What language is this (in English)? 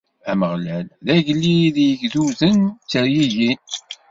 Kabyle